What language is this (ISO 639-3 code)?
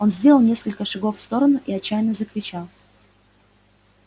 rus